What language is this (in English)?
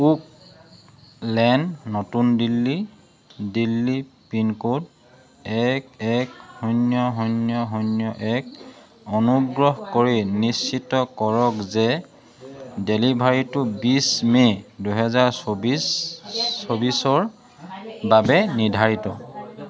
Assamese